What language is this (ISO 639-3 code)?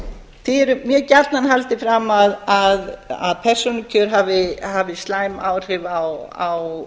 isl